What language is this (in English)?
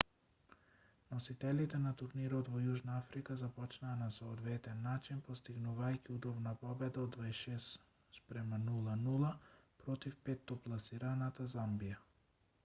Macedonian